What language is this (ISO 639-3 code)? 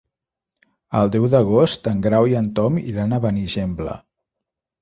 cat